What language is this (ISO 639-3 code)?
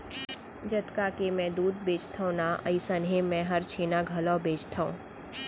hne